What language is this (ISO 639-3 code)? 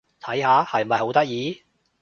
yue